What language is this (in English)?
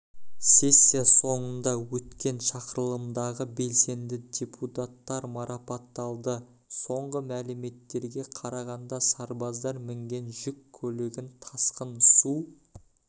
Kazakh